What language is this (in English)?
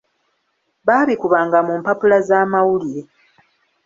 Ganda